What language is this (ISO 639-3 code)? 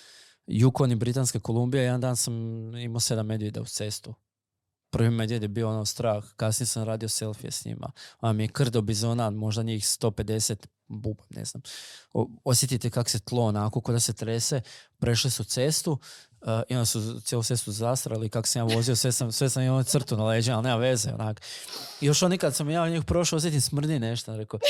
hrv